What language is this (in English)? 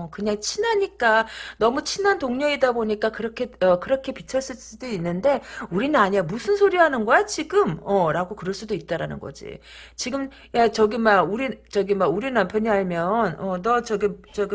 Korean